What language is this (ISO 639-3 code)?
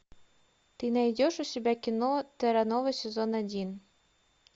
rus